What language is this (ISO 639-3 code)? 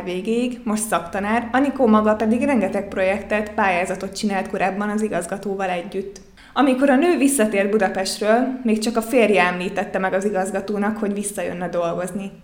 hun